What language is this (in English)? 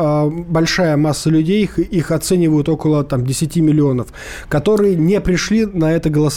Russian